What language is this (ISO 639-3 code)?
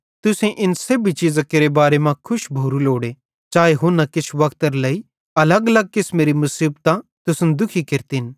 bhd